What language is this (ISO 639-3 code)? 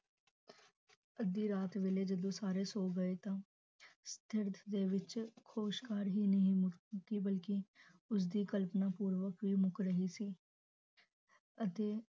pan